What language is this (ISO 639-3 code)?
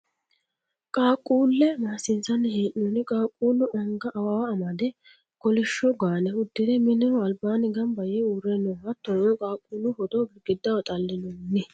sid